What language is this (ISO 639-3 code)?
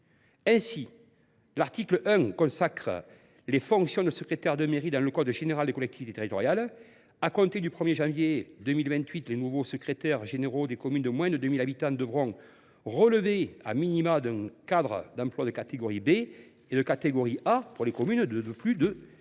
fra